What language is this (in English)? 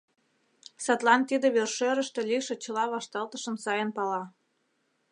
Mari